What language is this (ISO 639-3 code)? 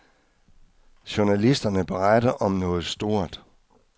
dan